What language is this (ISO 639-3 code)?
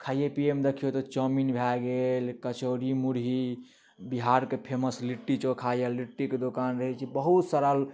mai